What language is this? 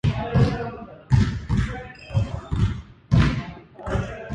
Japanese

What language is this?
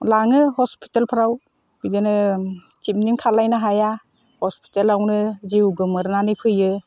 Bodo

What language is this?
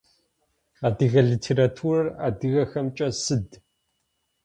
Adyghe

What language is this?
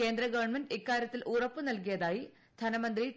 Malayalam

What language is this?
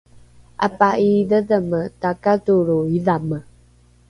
Rukai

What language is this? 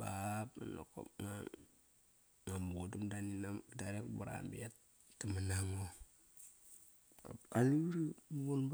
Kairak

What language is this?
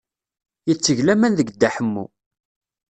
Kabyle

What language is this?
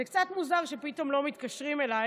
Hebrew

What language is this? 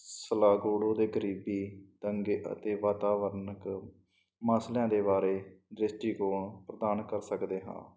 Punjabi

